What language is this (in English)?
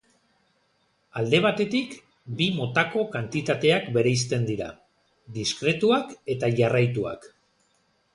Basque